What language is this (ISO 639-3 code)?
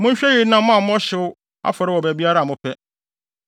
aka